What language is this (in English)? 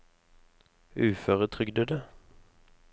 Norwegian